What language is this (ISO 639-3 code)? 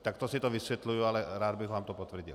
ces